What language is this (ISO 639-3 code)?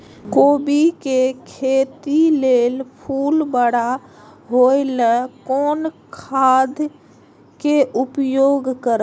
mai